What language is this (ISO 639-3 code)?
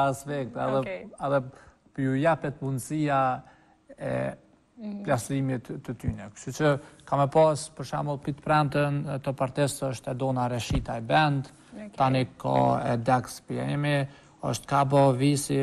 ron